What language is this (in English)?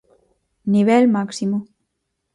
Galician